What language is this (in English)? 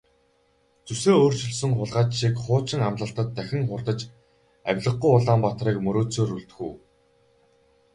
Mongolian